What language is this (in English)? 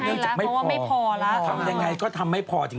Thai